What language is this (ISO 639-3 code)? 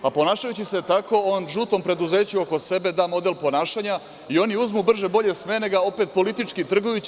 srp